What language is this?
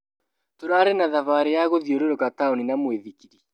Kikuyu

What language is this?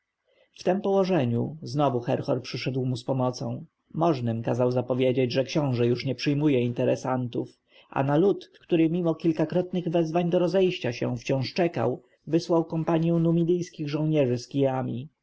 Polish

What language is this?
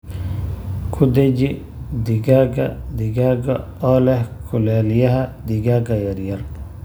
Somali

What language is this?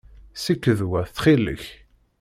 Kabyle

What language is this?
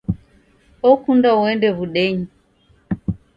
Taita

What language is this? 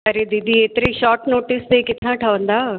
Sindhi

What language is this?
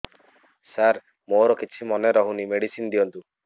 Odia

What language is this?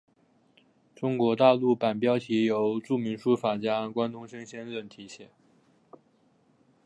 Chinese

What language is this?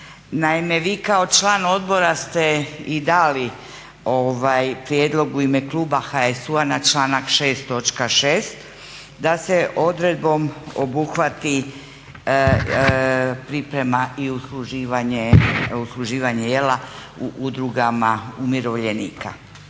Croatian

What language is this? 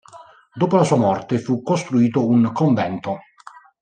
Italian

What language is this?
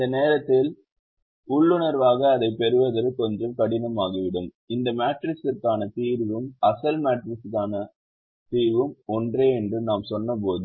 Tamil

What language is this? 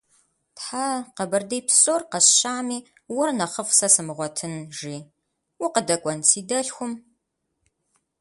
Kabardian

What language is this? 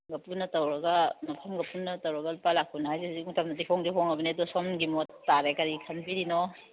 Manipuri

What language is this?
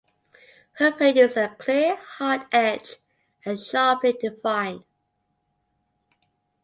English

